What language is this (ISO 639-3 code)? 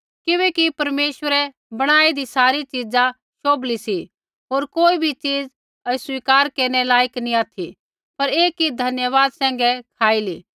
kfx